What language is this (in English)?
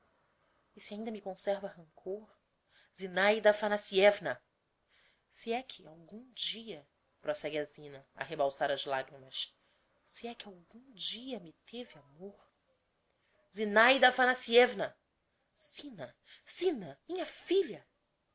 Portuguese